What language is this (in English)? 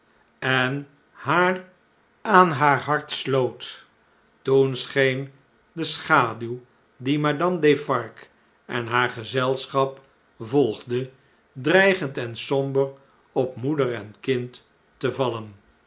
Dutch